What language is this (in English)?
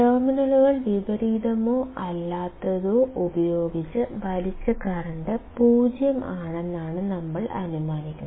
Malayalam